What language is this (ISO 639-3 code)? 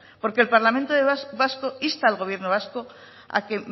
spa